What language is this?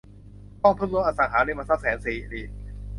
Thai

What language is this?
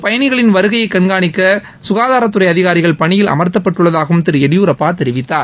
Tamil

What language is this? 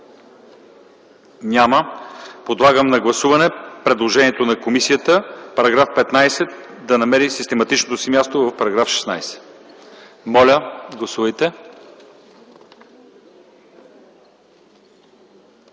Bulgarian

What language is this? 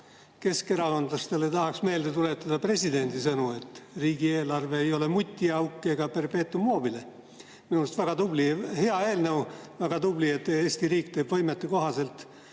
Estonian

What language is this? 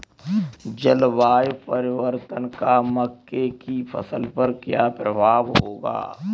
Hindi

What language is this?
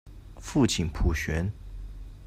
Chinese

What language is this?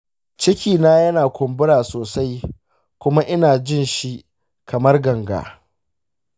Hausa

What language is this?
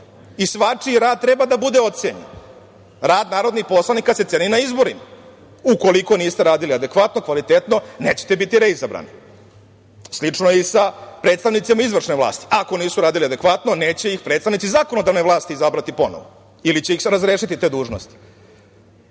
Serbian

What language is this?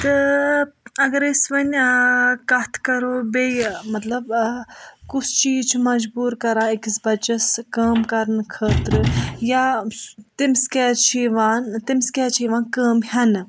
Kashmiri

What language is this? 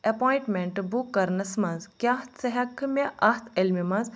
Kashmiri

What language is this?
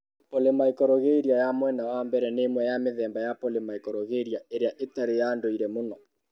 Kikuyu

